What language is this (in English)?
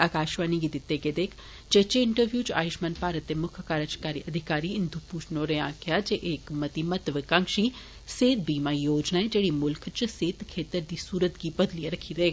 Dogri